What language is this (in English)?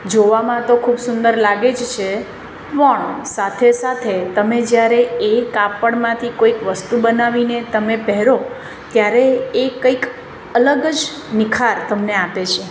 Gujarati